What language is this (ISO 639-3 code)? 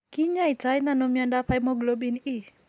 kln